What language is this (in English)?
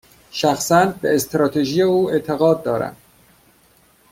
Persian